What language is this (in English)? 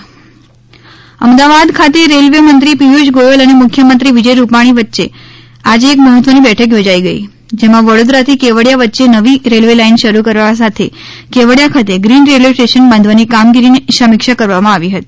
Gujarati